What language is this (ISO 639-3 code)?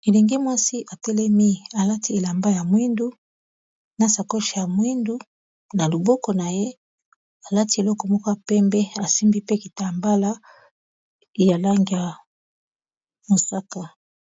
lin